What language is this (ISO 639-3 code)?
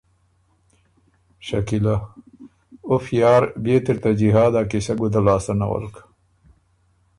oru